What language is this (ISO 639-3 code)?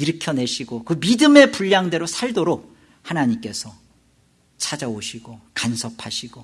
kor